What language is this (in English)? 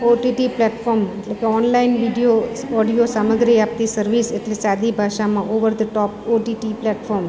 Gujarati